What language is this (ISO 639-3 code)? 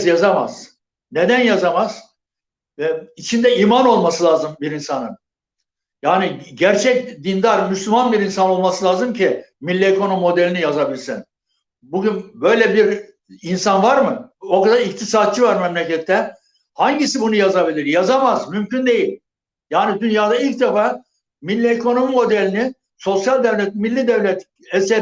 tur